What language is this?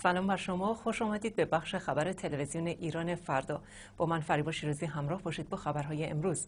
Persian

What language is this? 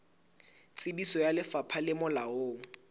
Southern Sotho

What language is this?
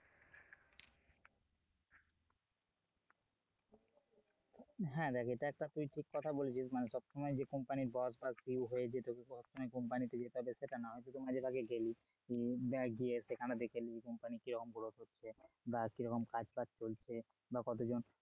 Bangla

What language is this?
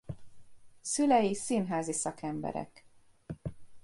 Hungarian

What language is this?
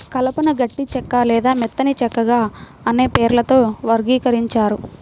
Telugu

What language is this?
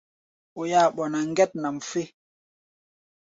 Gbaya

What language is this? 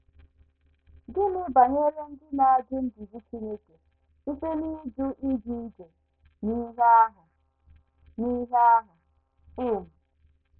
Igbo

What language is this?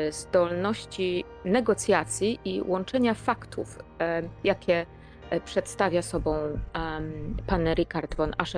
Polish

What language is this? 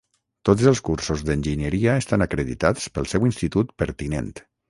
Catalan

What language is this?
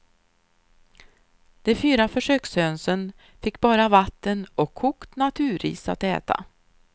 Swedish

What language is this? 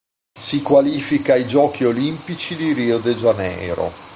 Italian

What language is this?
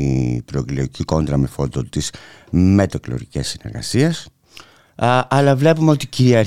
Greek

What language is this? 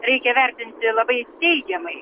Lithuanian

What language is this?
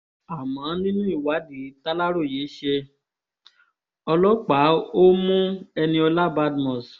Yoruba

